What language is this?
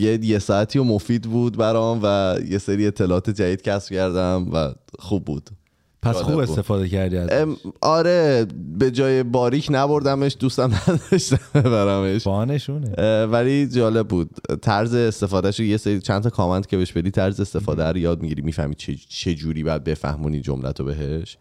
Persian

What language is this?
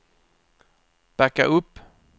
Swedish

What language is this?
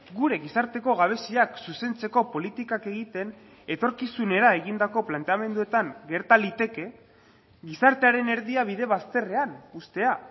Basque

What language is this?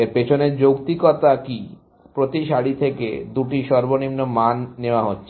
Bangla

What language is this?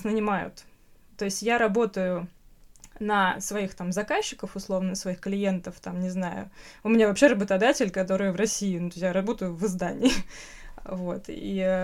Russian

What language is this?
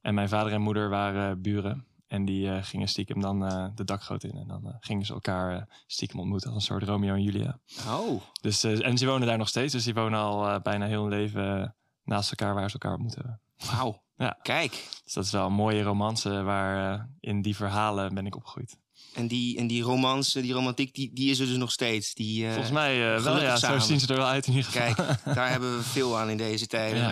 Dutch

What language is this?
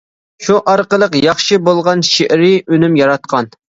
Uyghur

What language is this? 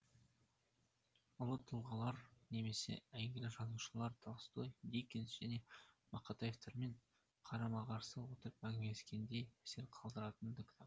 Kazakh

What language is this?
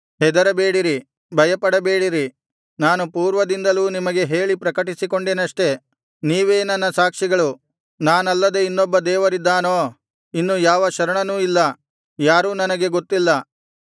Kannada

